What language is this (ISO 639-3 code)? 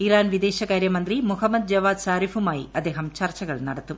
mal